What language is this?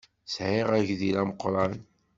Kabyle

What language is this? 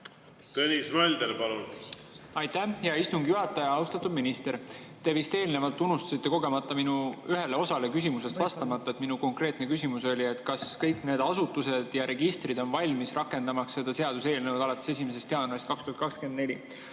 Estonian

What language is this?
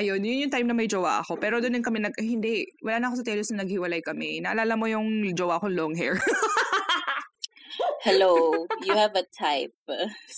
Filipino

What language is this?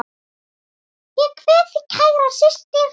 Icelandic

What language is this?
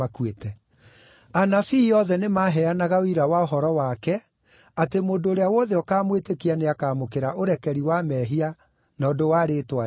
Kikuyu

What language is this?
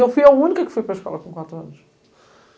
Portuguese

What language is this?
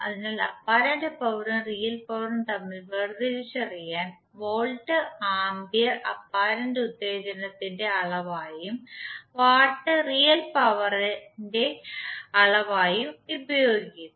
Malayalam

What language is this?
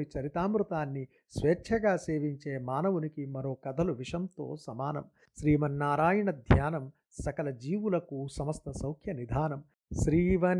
Telugu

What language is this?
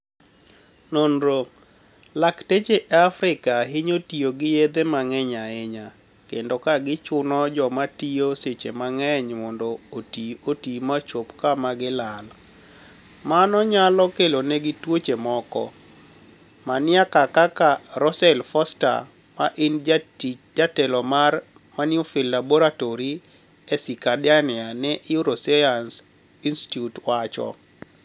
Luo (Kenya and Tanzania)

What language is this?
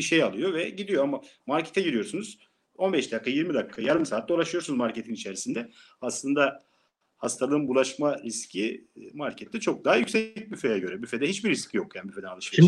Turkish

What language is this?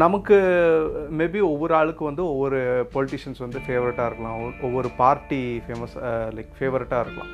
Tamil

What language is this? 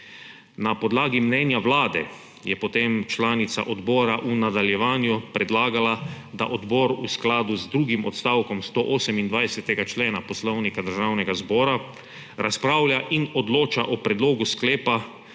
Slovenian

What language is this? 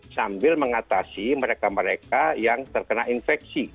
Indonesian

